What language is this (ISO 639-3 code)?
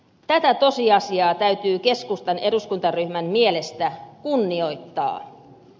fin